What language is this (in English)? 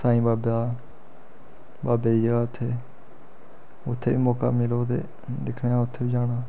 Dogri